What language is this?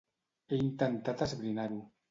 Catalan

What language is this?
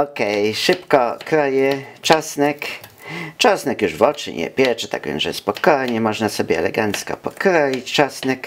Polish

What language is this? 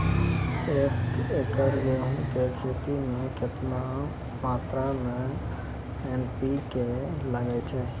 Maithili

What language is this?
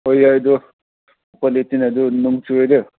Manipuri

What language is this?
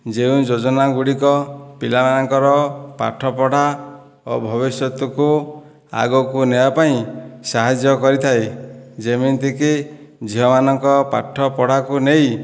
Odia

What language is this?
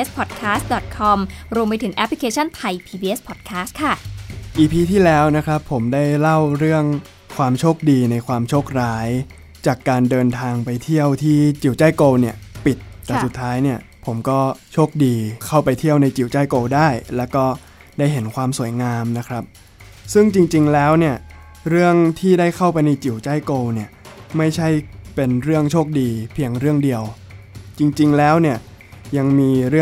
Thai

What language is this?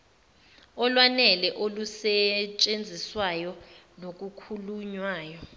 Zulu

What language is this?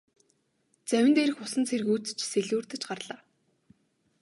Mongolian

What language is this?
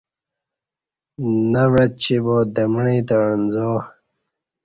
Kati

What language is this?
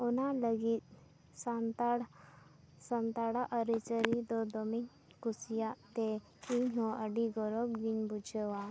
Santali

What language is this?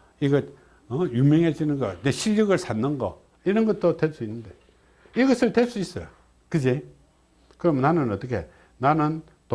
Korean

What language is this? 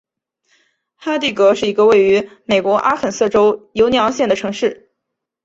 Chinese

